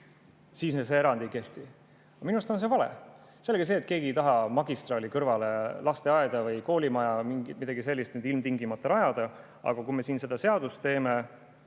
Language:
Estonian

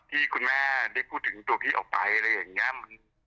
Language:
Thai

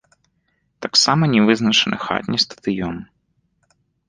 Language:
Belarusian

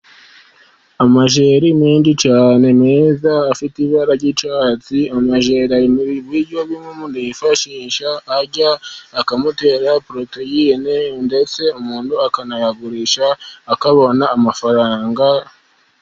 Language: Kinyarwanda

